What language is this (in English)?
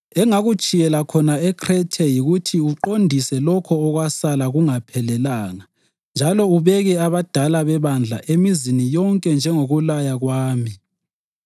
North Ndebele